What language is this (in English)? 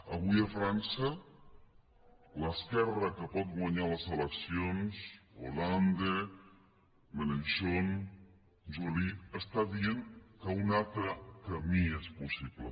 Catalan